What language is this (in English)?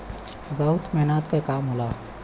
Bhojpuri